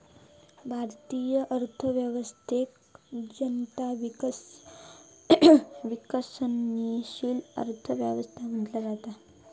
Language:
Marathi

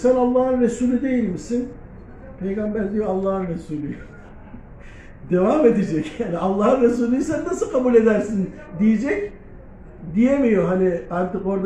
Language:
Turkish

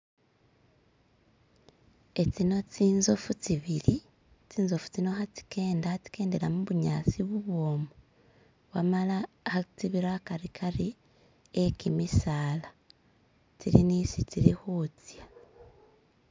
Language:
Masaaba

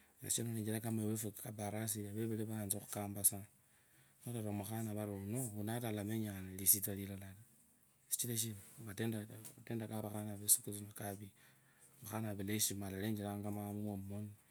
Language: Kabras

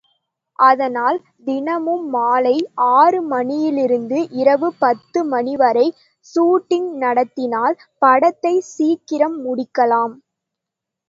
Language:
Tamil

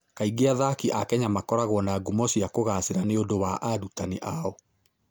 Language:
Kikuyu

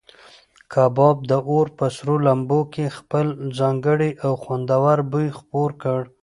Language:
Pashto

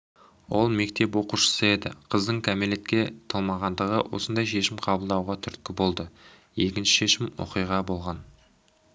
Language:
Kazakh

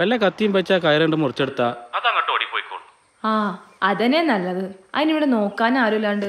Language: Malayalam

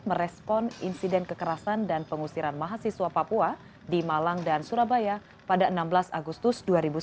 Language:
Indonesian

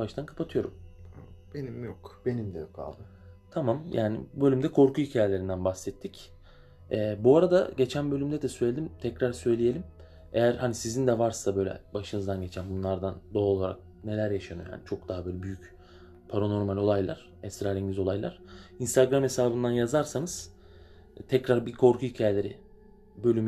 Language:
Turkish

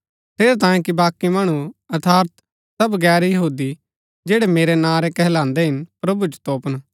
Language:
Gaddi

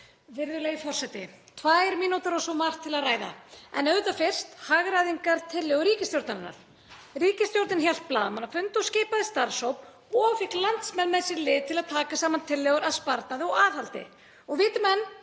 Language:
Icelandic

